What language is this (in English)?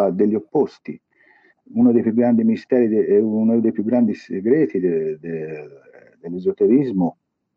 Italian